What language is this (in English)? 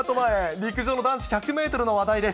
Japanese